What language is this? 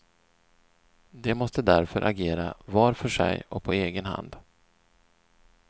Swedish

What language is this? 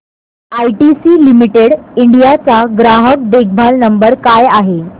Marathi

